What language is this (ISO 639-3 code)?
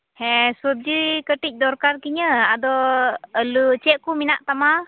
sat